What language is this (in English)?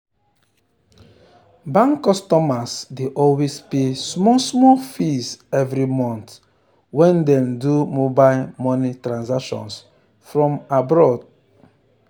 Nigerian Pidgin